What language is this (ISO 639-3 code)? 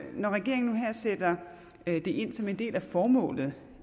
dan